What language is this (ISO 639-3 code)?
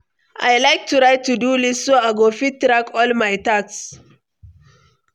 pcm